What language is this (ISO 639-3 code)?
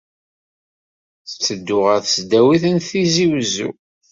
kab